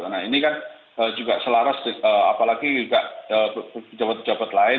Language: Indonesian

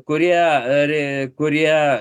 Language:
Lithuanian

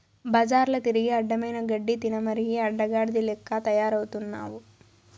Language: Telugu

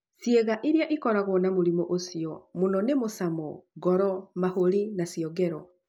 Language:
Kikuyu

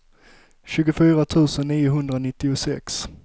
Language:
Swedish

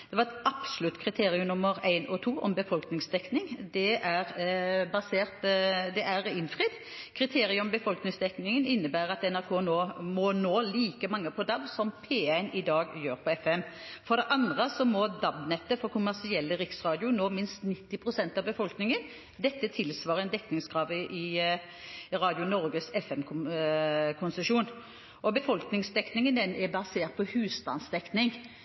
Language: Norwegian Bokmål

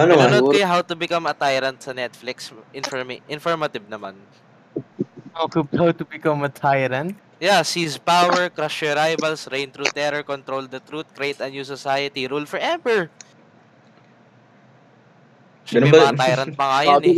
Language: Filipino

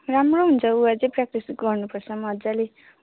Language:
Nepali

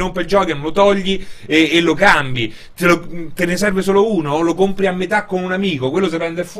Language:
Italian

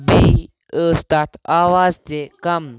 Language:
Kashmiri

